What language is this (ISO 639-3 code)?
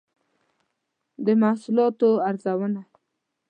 pus